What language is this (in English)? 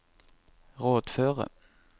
Norwegian